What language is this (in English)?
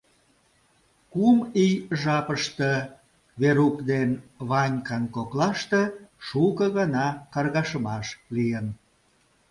Mari